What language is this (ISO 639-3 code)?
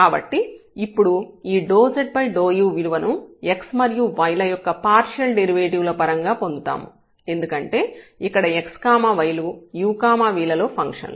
tel